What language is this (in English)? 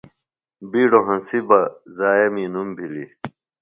Phalura